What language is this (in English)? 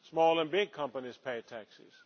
English